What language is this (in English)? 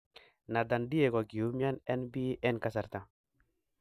Kalenjin